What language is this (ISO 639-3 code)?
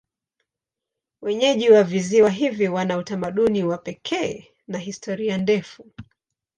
swa